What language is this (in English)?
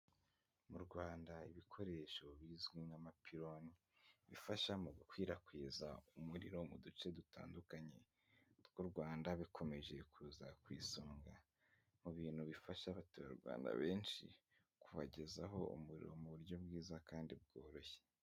Kinyarwanda